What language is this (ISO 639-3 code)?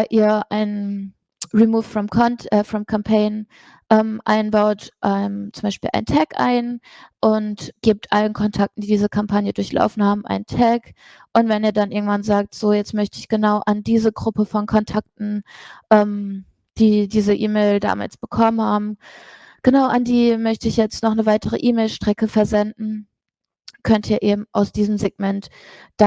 deu